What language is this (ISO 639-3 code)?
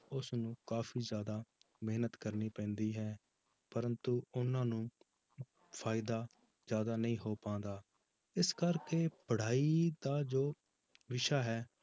pan